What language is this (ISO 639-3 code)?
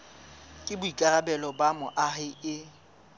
sot